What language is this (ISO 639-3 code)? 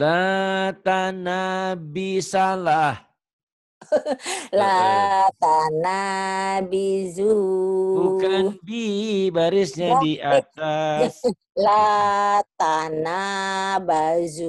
ind